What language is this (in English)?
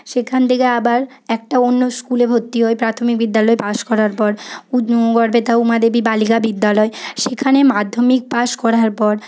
Bangla